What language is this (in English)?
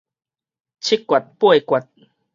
Min Nan Chinese